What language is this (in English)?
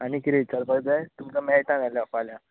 Konkani